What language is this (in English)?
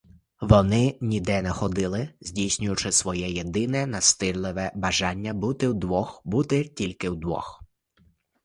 Ukrainian